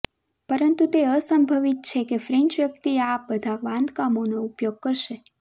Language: Gujarati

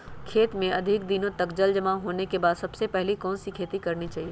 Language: Magahi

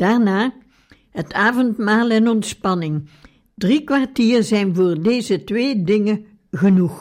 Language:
Dutch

